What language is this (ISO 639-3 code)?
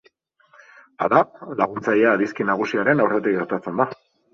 eus